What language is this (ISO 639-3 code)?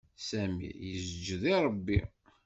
kab